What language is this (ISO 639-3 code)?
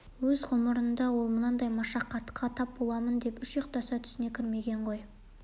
kaz